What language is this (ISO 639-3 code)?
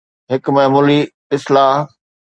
snd